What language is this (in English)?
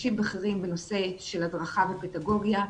Hebrew